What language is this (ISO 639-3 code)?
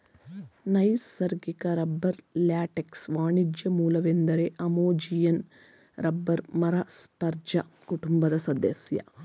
kan